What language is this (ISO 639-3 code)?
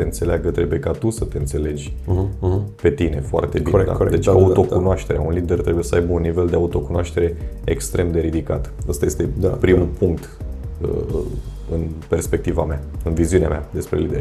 ron